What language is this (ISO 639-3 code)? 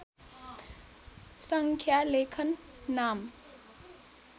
nep